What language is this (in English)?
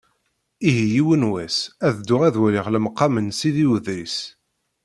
Kabyle